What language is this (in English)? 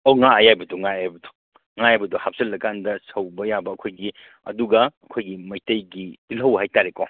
Manipuri